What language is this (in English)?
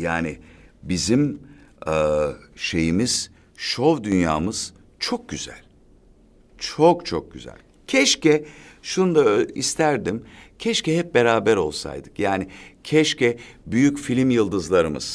Turkish